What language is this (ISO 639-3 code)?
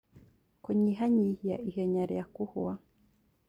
kik